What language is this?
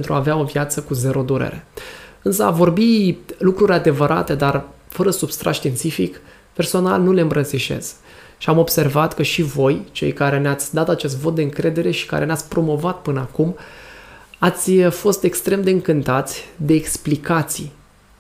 Romanian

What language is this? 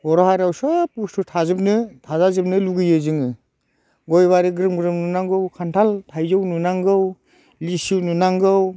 Bodo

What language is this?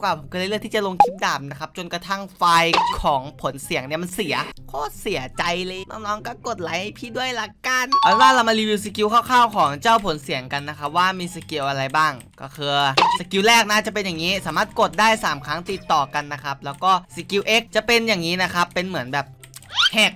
Thai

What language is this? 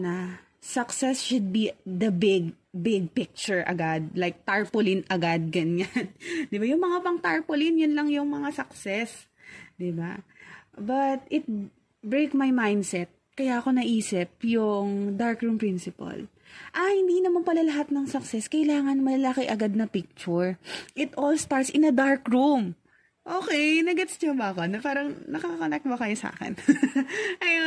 Filipino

